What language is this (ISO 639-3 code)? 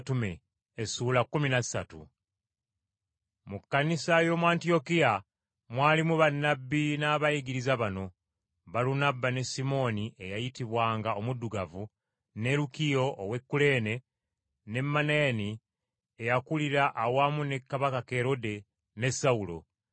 lug